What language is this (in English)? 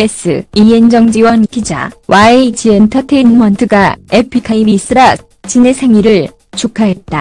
Korean